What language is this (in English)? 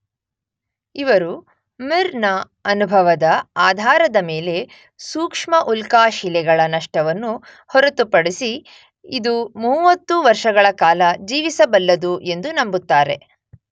Kannada